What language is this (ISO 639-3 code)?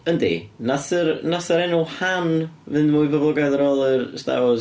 cym